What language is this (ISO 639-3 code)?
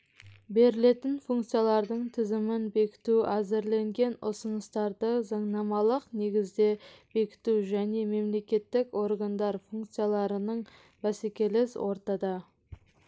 kaz